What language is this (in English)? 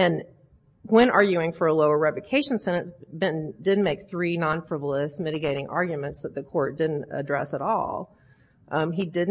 English